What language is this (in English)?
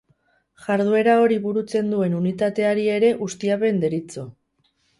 Basque